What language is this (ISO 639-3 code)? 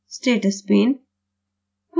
hin